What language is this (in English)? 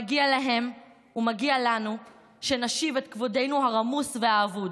Hebrew